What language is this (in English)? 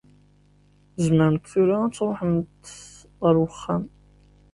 Kabyle